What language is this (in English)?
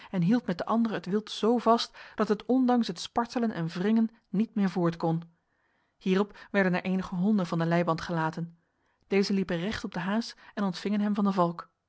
Dutch